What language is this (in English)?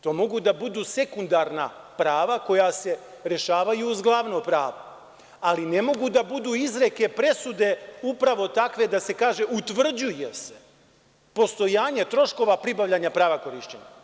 Serbian